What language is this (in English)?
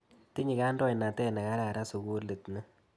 Kalenjin